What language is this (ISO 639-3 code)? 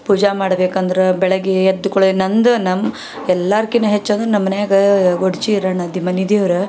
kan